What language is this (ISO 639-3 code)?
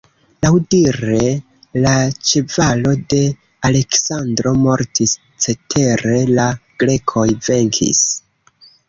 epo